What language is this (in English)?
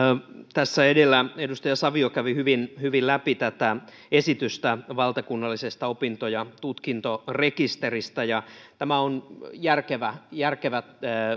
Finnish